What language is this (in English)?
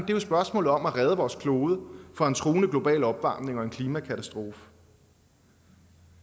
Danish